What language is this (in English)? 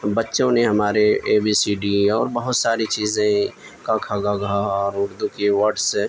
Urdu